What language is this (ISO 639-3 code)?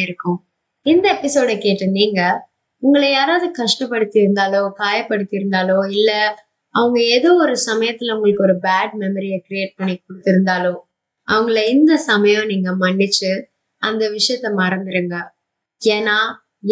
tam